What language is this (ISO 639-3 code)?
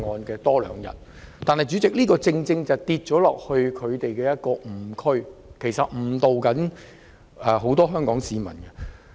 yue